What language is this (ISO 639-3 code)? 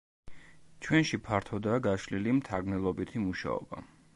kat